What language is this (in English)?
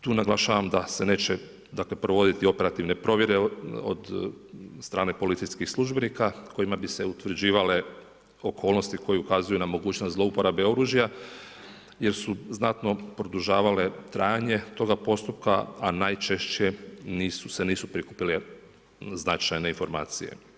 Croatian